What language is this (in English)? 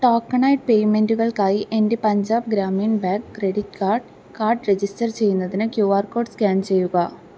Malayalam